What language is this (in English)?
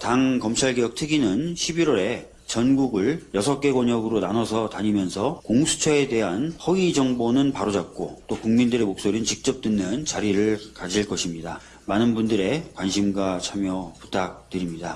Korean